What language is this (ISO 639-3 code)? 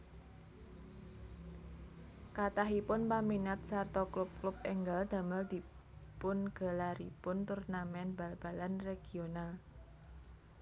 jav